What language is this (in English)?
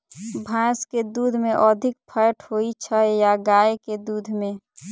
Maithili